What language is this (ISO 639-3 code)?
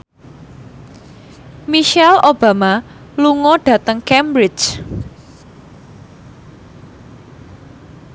jav